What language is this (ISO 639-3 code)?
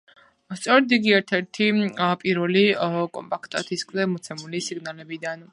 kat